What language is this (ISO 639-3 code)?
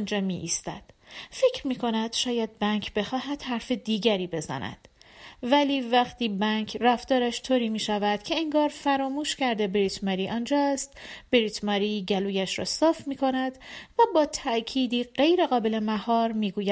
fas